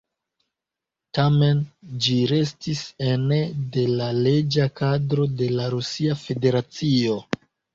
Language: Esperanto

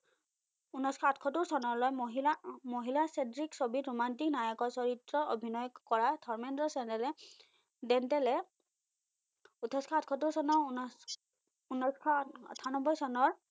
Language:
Assamese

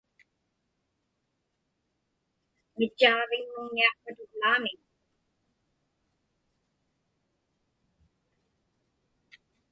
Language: Inupiaq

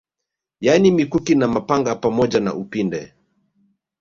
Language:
Swahili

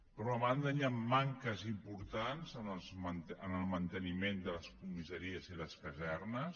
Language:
Catalan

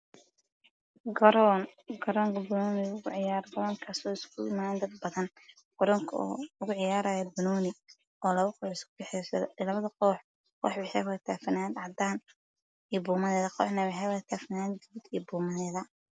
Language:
Somali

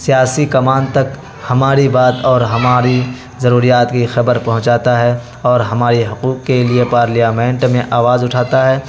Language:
Urdu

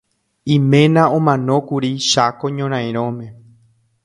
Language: Guarani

